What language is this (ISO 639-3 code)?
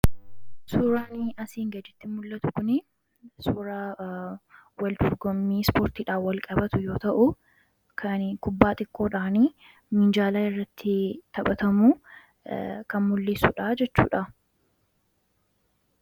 orm